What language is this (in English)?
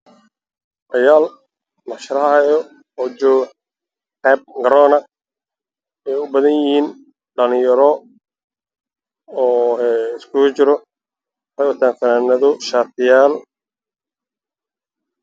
Somali